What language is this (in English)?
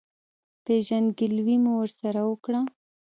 Pashto